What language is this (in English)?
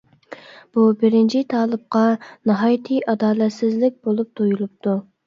Uyghur